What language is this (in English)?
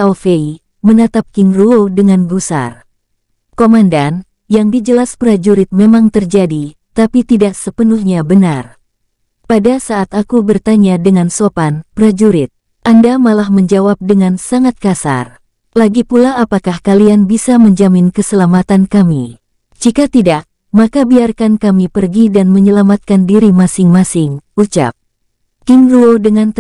Indonesian